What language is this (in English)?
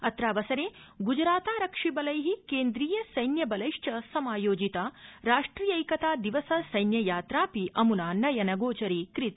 Sanskrit